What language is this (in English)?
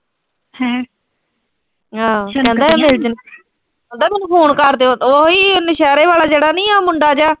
Punjabi